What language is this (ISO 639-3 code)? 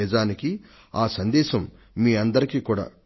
tel